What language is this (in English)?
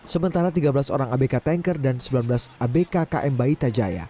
Indonesian